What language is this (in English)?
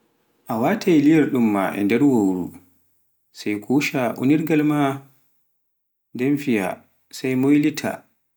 Pular